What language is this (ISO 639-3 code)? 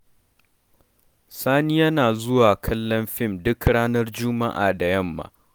hau